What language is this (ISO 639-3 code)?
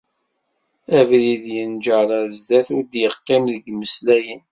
kab